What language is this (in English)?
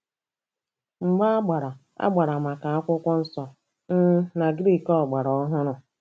Igbo